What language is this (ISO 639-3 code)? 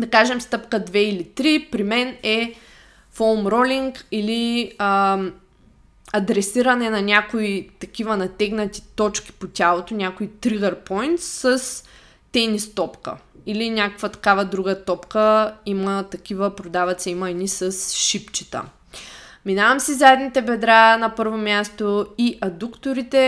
bul